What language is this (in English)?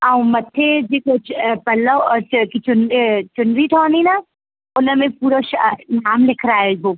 Sindhi